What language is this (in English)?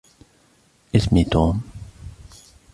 Arabic